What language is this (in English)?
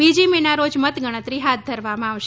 Gujarati